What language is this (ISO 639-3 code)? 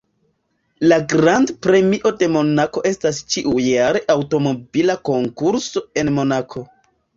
epo